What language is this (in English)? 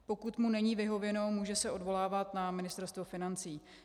Czech